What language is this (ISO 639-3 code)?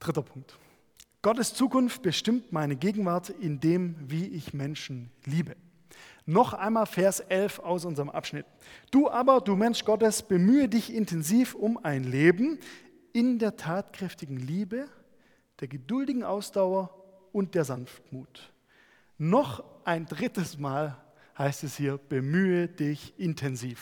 deu